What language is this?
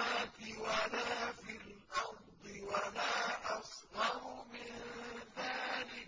Arabic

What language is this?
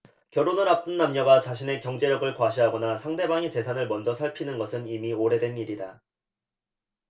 Korean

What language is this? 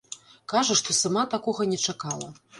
Belarusian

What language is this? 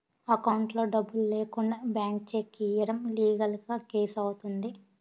Telugu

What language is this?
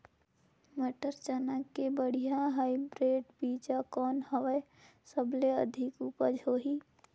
Chhattisgarhi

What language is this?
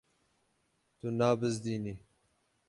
Kurdish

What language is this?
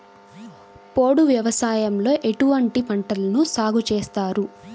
Telugu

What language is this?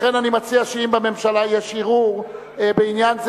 Hebrew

